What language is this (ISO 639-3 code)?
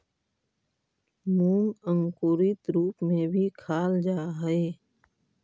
mag